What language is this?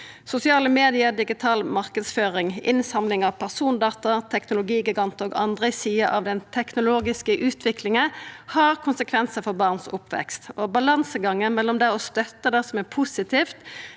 Norwegian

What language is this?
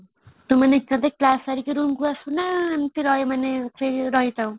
Odia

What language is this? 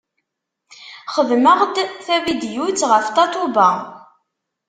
Kabyle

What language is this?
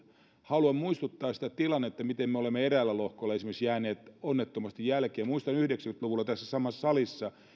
Finnish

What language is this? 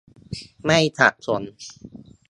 Thai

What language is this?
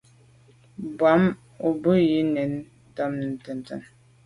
Medumba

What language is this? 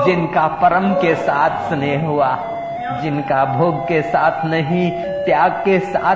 Hindi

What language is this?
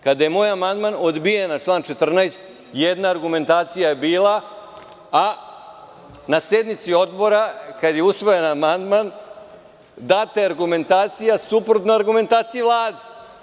Serbian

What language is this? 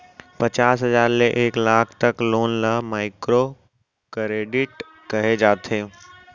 Chhattisgarhi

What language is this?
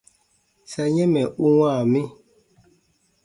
Baatonum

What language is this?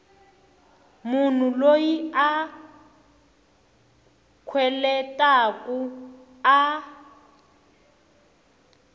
Tsonga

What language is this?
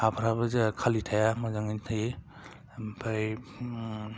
Bodo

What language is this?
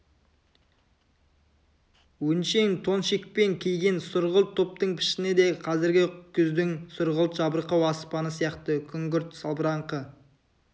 Kazakh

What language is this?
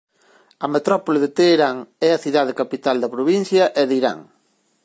Galician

